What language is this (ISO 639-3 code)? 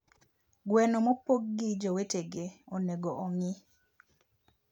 luo